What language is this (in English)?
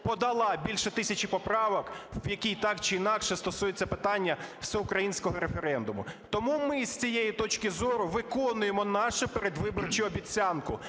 Ukrainian